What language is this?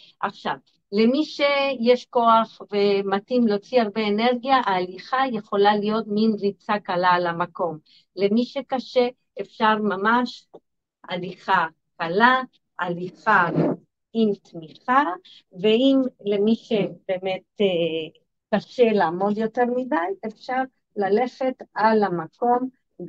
Hebrew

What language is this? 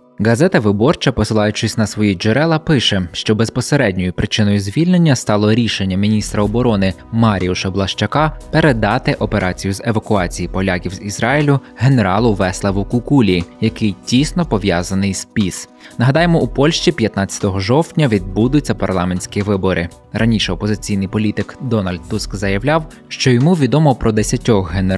Ukrainian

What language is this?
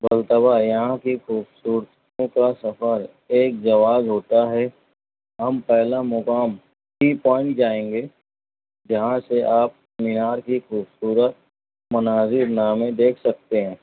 Urdu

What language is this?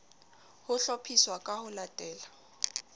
Southern Sotho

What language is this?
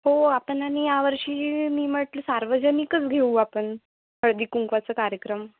Marathi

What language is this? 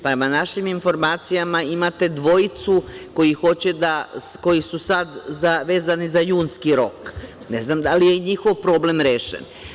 Serbian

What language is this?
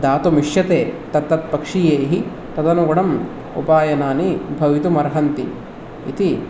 Sanskrit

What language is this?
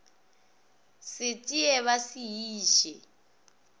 Northern Sotho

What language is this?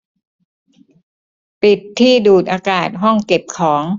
Thai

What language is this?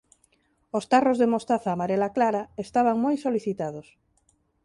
Galician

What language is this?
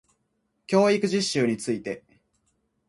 Japanese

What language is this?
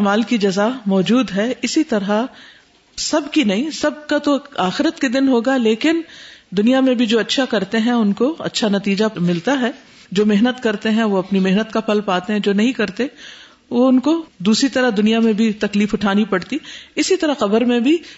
Urdu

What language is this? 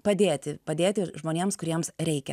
Lithuanian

